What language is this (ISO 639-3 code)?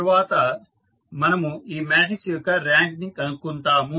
tel